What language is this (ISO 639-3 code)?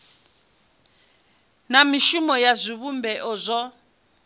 ven